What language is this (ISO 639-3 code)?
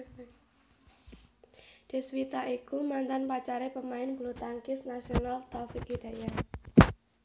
jav